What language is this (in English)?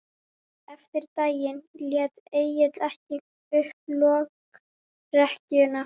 Icelandic